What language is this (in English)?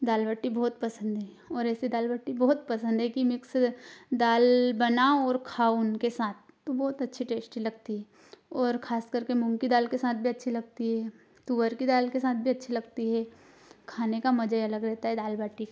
Hindi